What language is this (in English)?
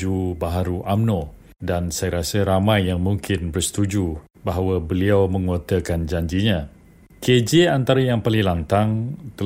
Malay